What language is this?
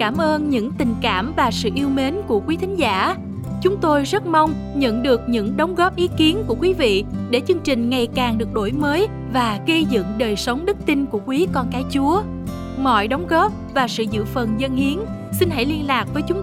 Vietnamese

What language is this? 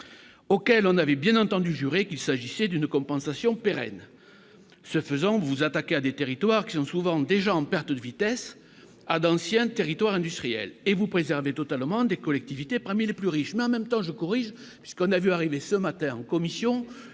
French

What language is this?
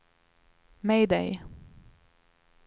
Swedish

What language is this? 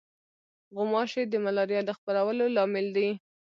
Pashto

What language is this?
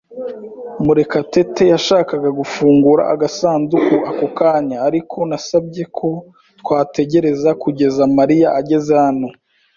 Kinyarwanda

